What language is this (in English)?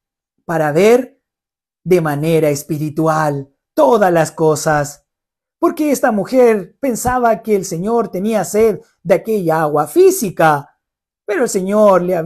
Spanish